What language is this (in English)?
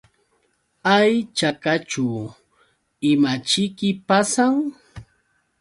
Yauyos Quechua